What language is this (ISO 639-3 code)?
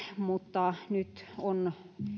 fin